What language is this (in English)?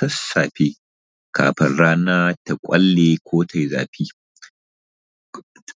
Hausa